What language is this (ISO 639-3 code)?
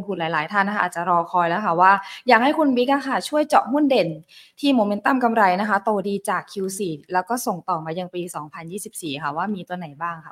tha